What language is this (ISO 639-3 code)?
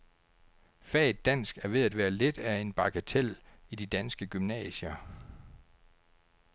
dan